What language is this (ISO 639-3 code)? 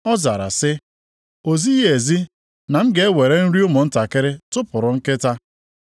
ibo